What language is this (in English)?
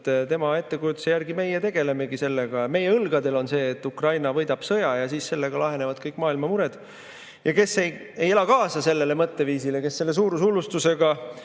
Estonian